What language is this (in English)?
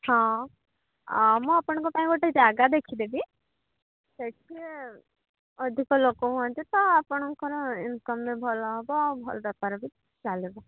Odia